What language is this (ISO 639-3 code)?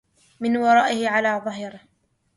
ara